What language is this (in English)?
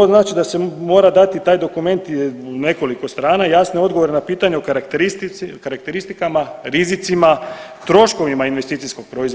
Croatian